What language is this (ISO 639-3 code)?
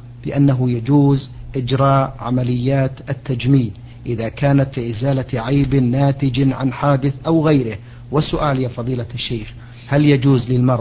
ara